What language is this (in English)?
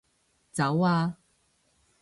Cantonese